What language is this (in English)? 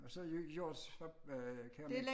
Danish